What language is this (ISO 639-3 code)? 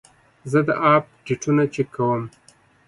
pus